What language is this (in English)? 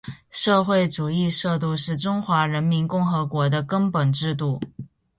Chinese